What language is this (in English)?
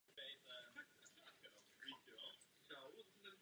Czech